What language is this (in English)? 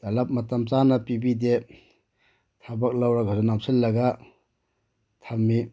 Manipuri